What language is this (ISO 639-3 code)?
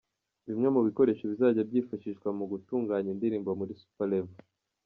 kin